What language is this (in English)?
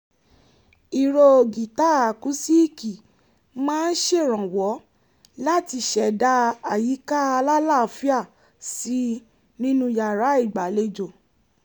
Yoruba